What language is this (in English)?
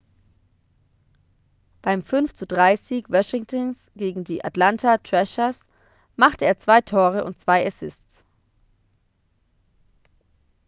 German